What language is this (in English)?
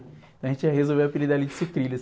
Portuguese